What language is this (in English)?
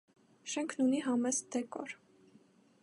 Armenian